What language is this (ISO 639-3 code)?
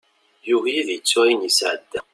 kab